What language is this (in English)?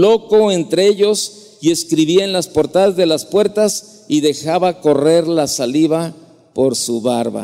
Spanish